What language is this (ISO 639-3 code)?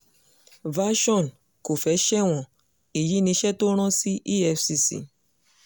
yor